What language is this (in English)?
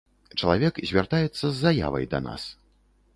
Belarusian